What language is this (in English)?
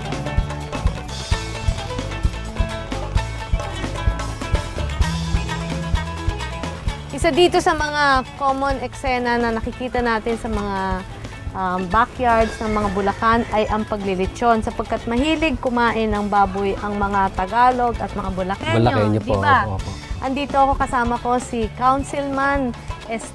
Filipino